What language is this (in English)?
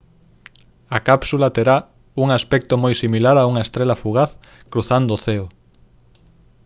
Galician